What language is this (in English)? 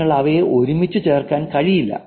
Malayalam